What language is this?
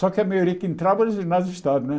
Portuguese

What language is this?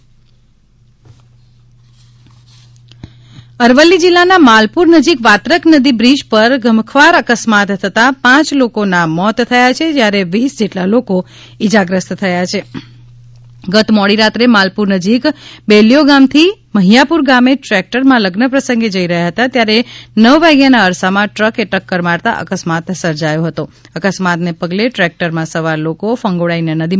Gujarati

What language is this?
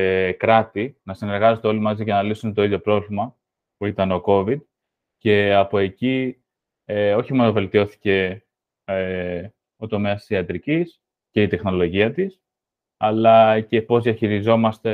Greek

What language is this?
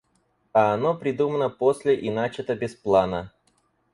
Russian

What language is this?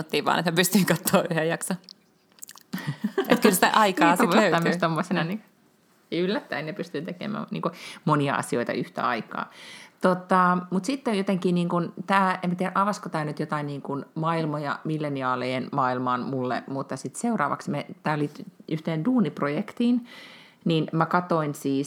Finnish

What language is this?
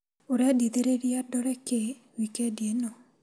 Kikuyu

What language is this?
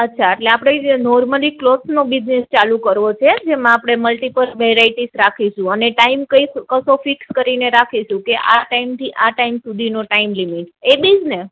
Gujarati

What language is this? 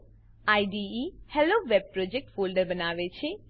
Gujarati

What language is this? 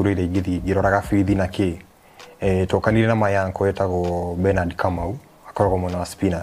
Swahili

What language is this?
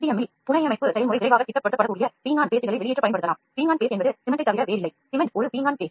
Tamil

